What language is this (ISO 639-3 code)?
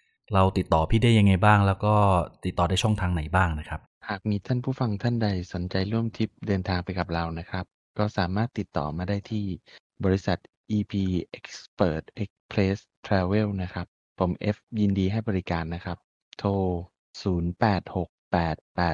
tha